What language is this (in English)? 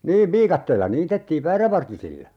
Finnish